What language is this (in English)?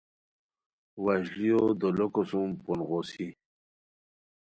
Khowar